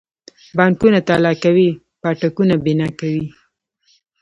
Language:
Pashto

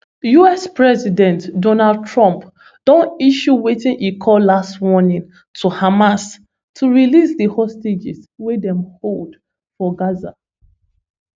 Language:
Nigerian Pidgin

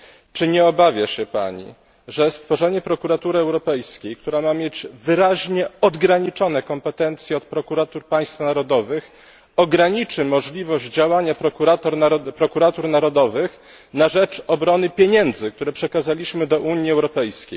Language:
Polish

